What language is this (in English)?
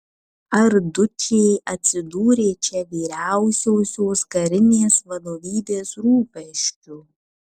Lithuanian